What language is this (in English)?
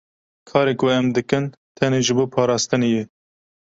Kurdish